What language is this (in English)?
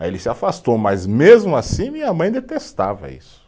Portuguese